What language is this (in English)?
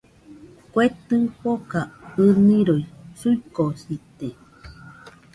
Nüpode Huitoto